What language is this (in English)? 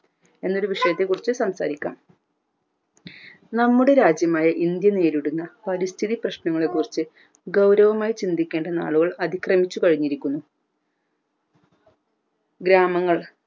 Malayalam